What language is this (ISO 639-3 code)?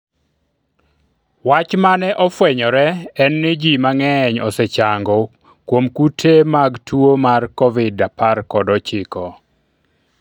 luo